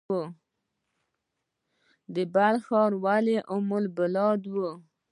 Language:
Pashto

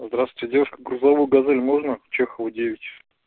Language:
Russian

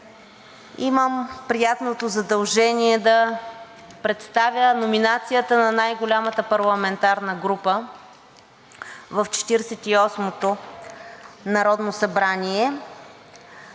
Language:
Bulgarian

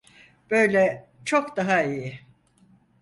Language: Turkish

